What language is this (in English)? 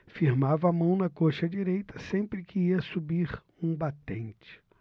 Portuguese